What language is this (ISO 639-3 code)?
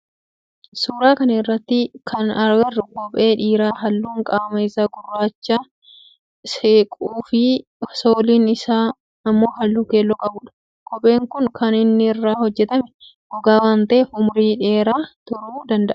orm